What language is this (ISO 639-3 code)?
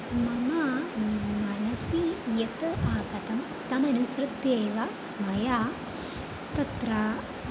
san